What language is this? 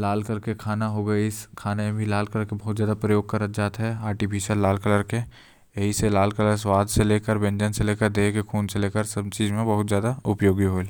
Korwa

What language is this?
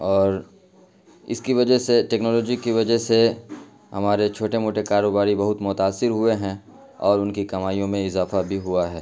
Urdu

